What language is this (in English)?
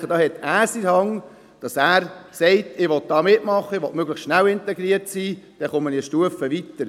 Swiss German